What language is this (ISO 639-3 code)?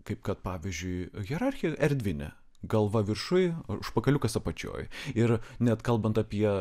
lit